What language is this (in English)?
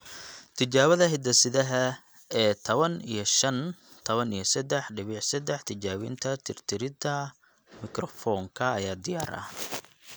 Somali